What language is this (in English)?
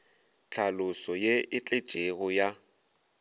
Northern Sotho